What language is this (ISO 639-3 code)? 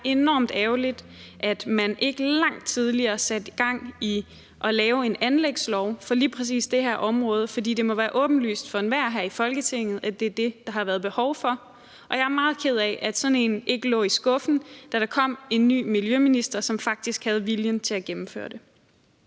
dan